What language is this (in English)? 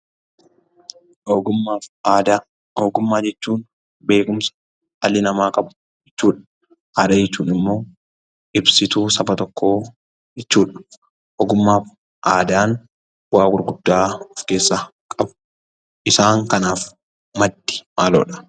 Oromo